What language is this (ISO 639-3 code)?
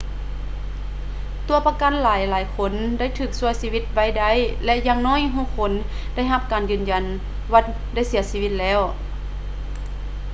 lao